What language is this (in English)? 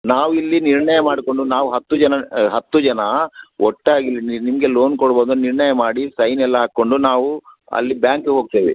Kannada